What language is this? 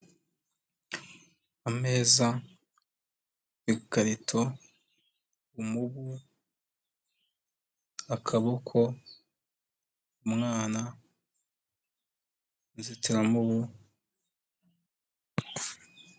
Kinyarwanda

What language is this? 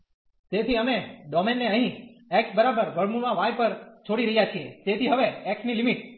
Gujarati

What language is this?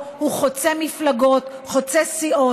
Hebrew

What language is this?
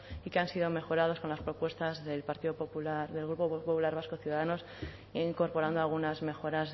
Spanish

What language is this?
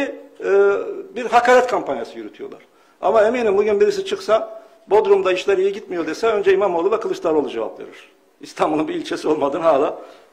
Turkish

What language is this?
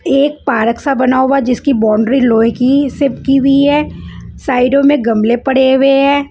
Hindi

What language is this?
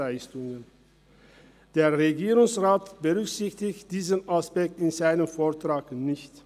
Swiss German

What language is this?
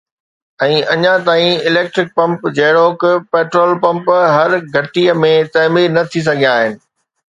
Sindhi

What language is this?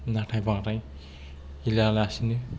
Bodo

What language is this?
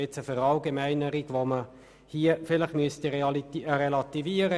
Swiss German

